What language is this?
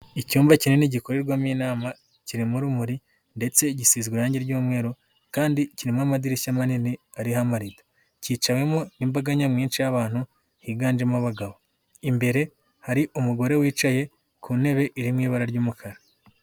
Kinyarwanda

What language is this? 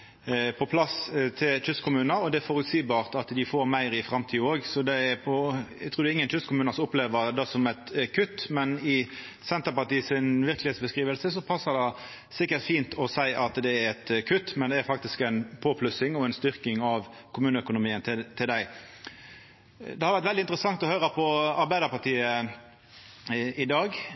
Norwegian Nynorsk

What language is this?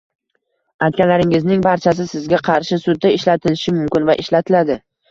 Uzbek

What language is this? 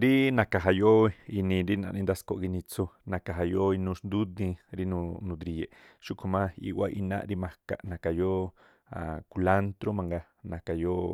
Tlacoapa Me'phaa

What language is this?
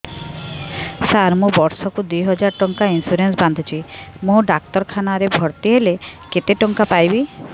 Odia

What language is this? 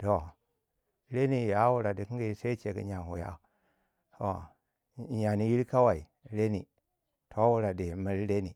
Waja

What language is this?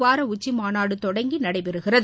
Tamil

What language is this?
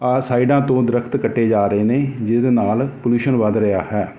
Punjabi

